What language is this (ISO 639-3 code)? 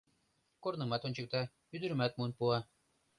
chm